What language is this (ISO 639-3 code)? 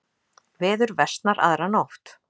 isl